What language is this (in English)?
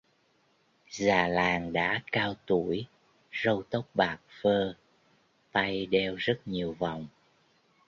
Vietnamese